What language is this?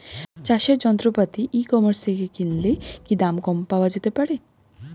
Bangla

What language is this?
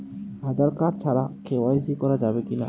Bangla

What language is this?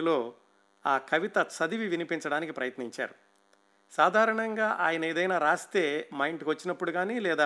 Telugu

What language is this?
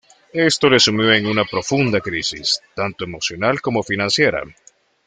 Spanish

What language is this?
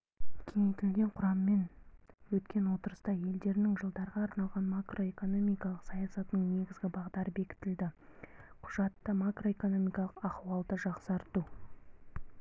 Kazakh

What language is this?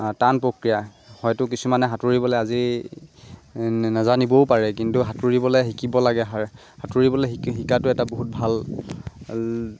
Assamese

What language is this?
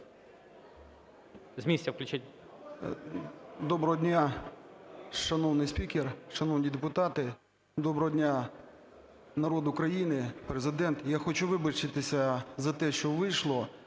Ukrainian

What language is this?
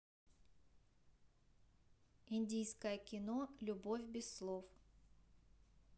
Russian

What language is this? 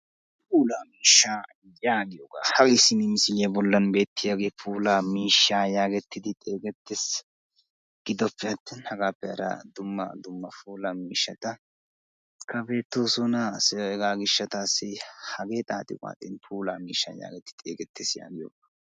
Wolaytta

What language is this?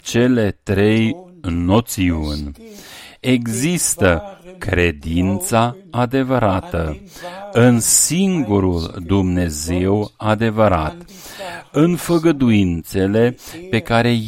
Romanian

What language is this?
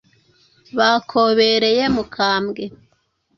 Kinyarwanda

